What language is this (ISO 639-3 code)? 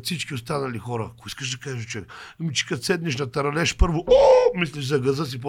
bul